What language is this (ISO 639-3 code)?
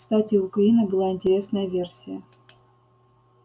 rus